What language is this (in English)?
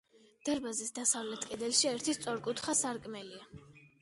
Georgian